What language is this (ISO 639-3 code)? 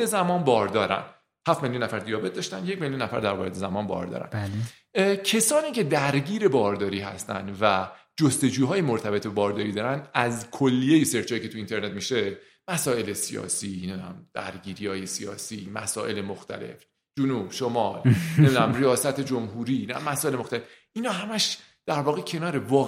fas